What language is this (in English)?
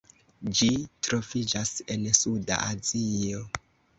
Esperanto